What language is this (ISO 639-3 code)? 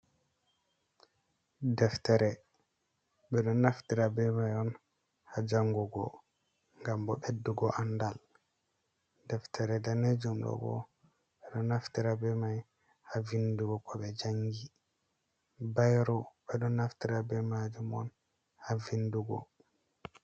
ful